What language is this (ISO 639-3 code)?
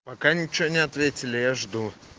rus